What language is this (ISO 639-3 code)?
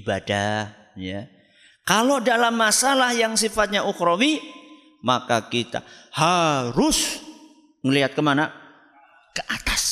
ind